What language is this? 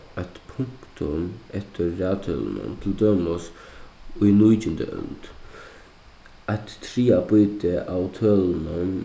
Faroese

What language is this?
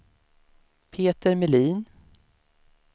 Swedish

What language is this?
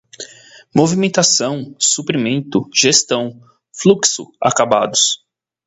Portuguese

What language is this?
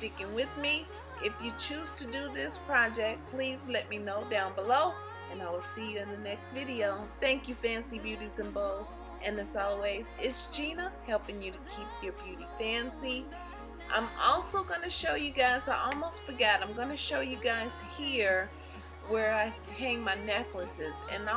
English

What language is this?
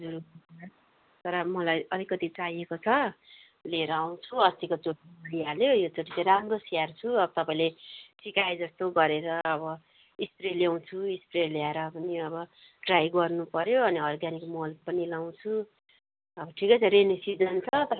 Nepali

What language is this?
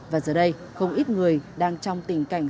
Vietnamese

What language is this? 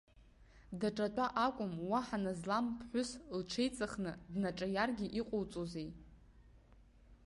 Abkhazian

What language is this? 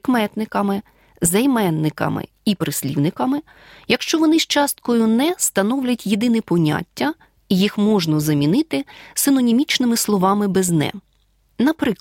Ukrainian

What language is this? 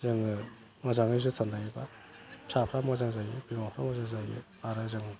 Bodo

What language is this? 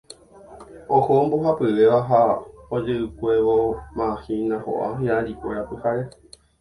Guarani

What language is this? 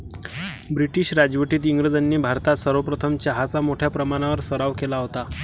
Marathi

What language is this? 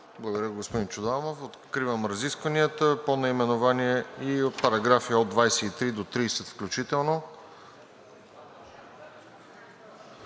Bulgarian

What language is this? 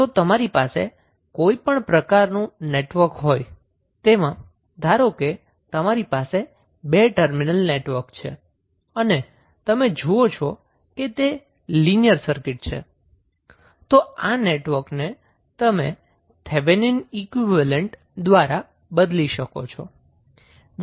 Gujarati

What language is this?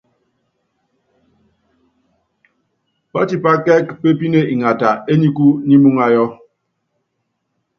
Yangben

